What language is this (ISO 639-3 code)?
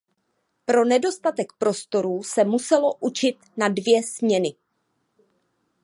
ces